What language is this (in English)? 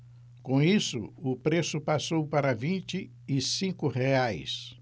Portuguese